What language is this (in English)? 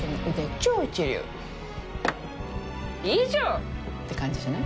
Japanese